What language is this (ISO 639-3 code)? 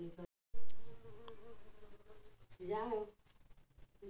hne